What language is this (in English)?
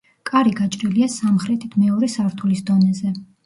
Georgian